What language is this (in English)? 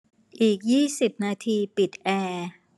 Thai